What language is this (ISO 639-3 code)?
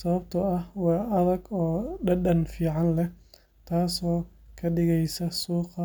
som